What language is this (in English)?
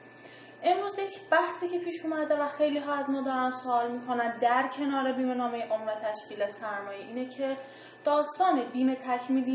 Persian